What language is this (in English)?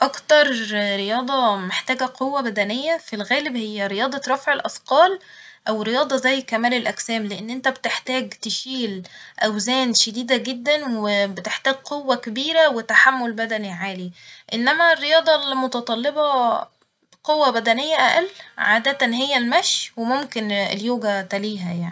Egyptian Arabic